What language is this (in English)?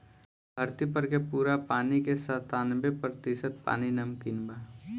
Bhojpuri